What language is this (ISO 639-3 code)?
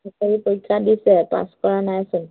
asm